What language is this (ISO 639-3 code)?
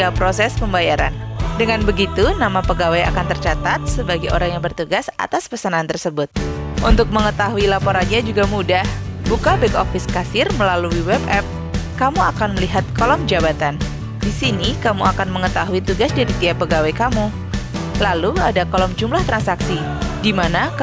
ind